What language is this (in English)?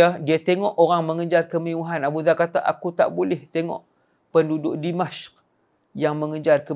Malay